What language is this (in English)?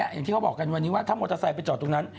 Thai